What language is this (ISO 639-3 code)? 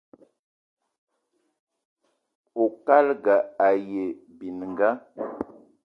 eto